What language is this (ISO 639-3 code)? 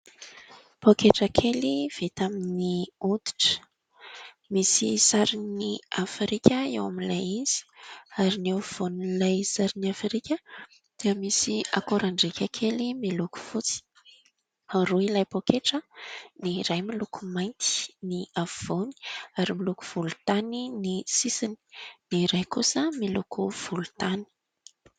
mlg